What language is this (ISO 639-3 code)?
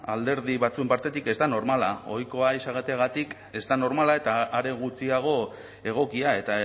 eus